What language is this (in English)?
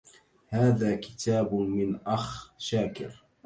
Arabic